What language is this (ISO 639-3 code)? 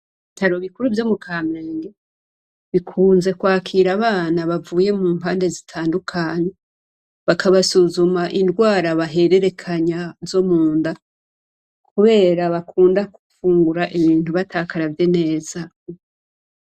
run